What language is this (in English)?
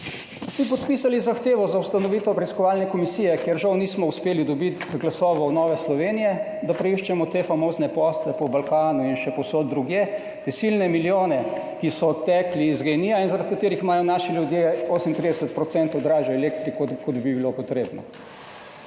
Slovenian